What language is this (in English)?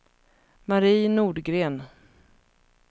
Swedish